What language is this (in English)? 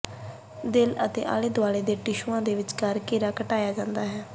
Punjabi